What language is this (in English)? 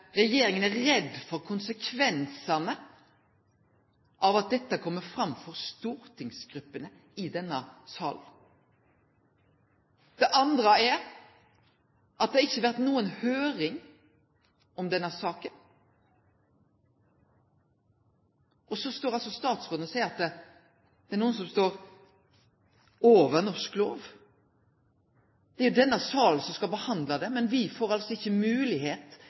Norwegian Nynorsk